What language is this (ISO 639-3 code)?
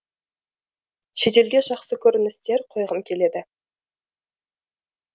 kaz